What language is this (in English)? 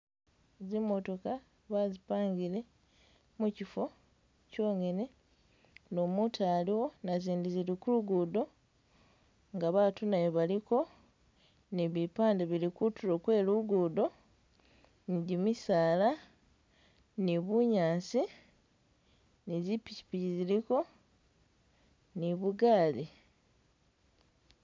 Masaaba